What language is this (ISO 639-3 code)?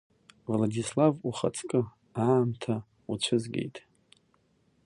abk